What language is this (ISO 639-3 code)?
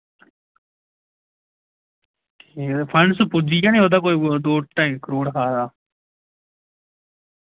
doi